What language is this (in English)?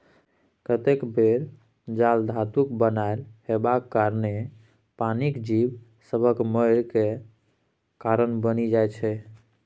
Maithili